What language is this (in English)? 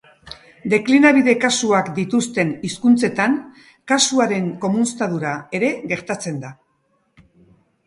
Basque